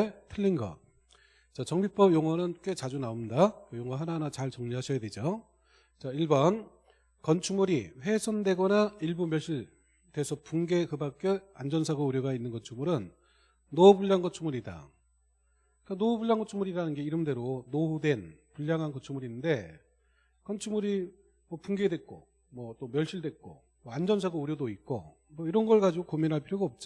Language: Korean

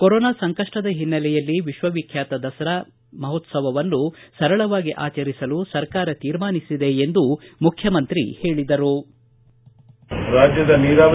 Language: Kannada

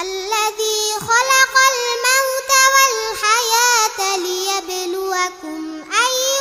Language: Arabic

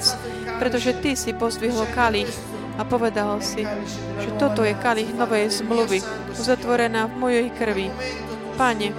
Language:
Slovak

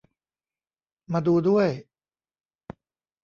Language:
Thai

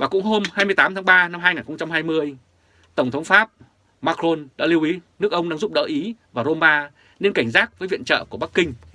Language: Vietnamese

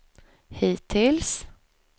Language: Swedish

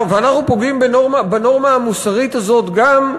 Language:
Hebrew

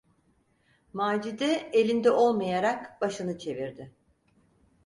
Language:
Turkish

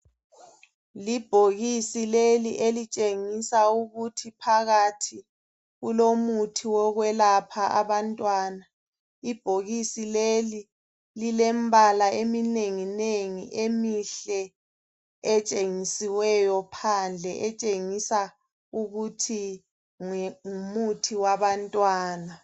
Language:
North Ndebele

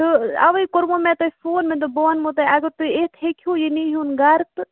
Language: Kashmiri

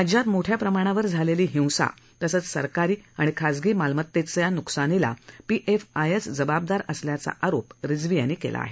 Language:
Marathi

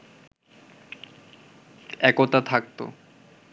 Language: Bangla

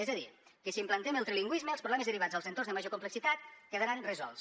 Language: Catalan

